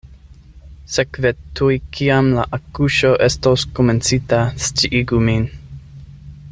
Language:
Esperanto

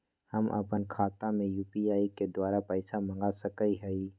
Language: Magahi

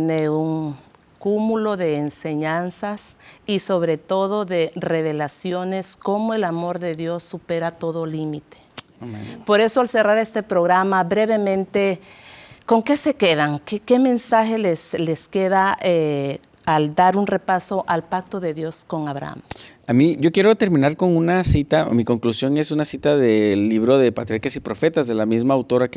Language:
Spanish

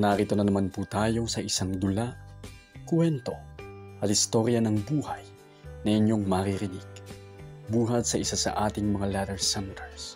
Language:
Filipino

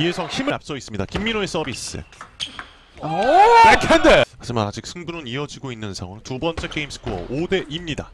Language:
Korean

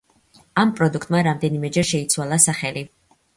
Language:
Georgian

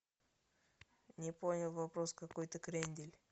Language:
Russian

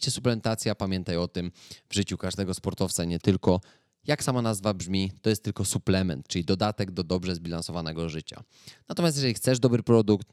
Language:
Polish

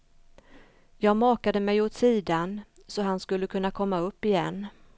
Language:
Swedish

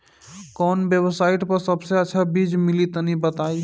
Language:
Bhojpuri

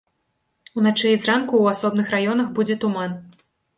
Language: Belarusian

